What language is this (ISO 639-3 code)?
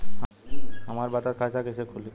bho